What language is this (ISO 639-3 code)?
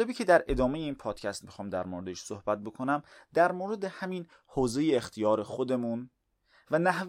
fas